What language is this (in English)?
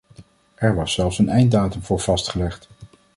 Dutch